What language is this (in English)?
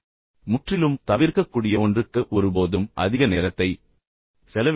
Tamil